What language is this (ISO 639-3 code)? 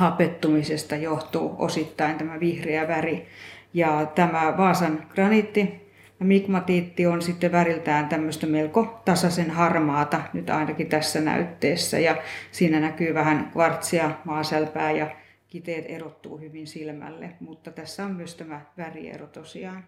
fin